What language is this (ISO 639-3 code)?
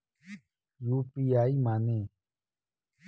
bho